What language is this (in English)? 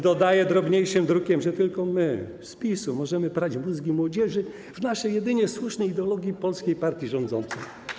Polish